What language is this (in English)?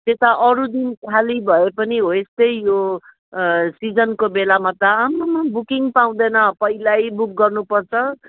Nepali